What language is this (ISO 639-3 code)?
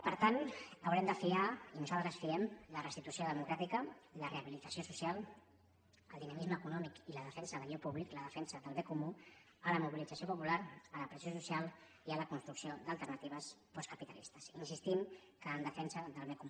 cat